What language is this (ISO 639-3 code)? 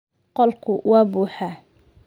som